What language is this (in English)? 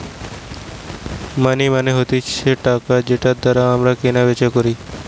Bangla